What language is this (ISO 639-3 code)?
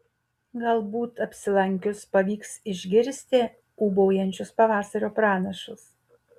lit